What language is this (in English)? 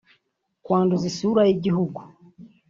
Kinyarwanda